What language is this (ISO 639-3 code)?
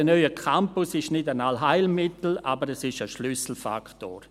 gsw